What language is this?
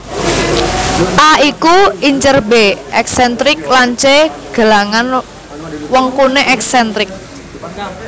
Javanese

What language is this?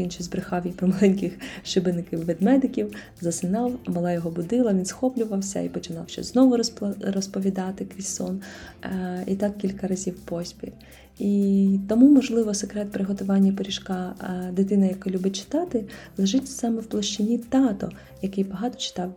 Ukrainian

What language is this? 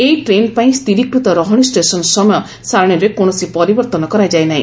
Odia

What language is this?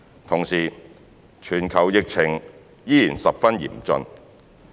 Cantonese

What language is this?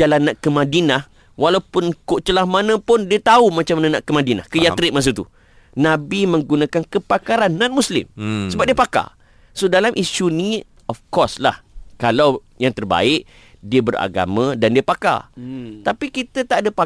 Malay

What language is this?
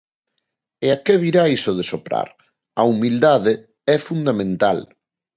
Galician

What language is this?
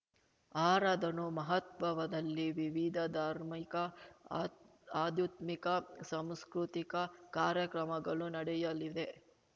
Kannada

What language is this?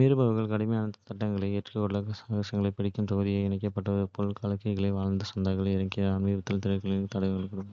Kota (India)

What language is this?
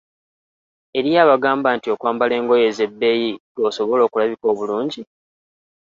Ganda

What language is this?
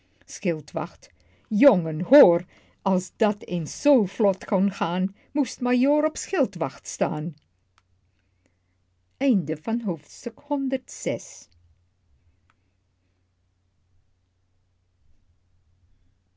Dutch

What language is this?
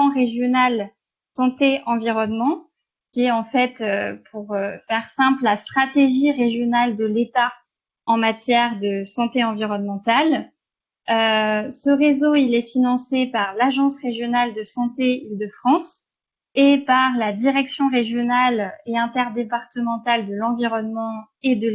French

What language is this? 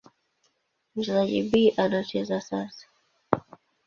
Swahili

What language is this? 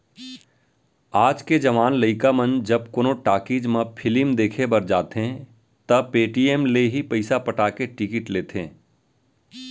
Chhattisgarhi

